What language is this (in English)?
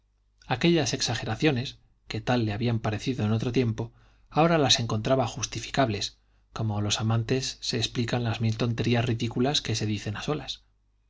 Spanish